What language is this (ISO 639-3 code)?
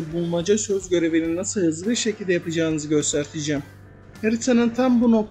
tur